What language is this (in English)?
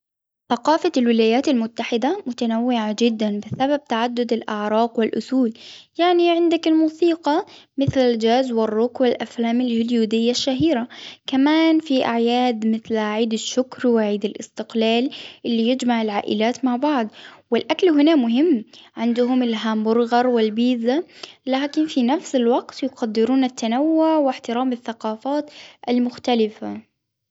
Hijazi Arabic